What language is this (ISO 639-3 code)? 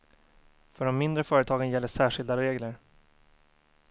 swe